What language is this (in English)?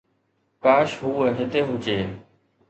Sindhi